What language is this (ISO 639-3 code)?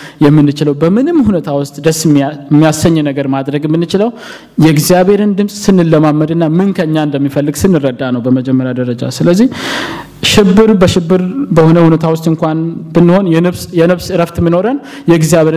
amh